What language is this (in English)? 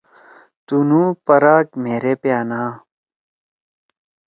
Torwali